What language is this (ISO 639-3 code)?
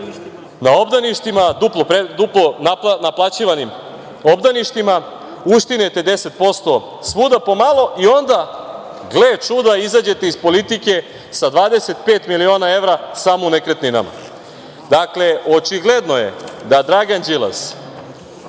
srp